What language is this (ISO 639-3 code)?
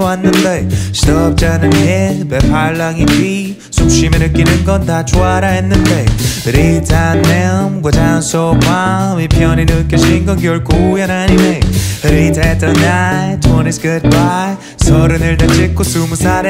kor